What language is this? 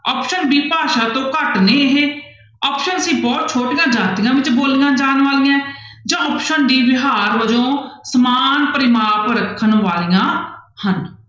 Punjabi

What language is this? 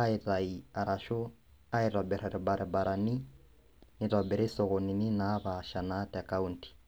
Masai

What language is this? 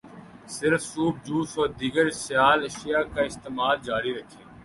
Urdu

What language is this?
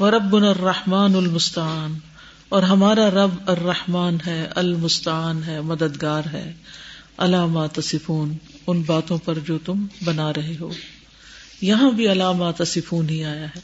Urdu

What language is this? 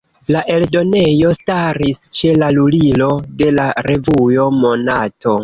Esperanto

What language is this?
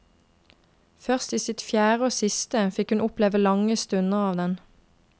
Norwegian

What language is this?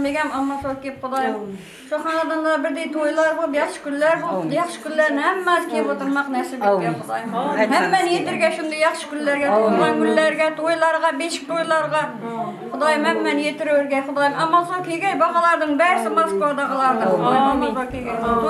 Arabic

